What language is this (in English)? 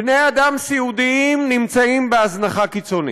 Hebrew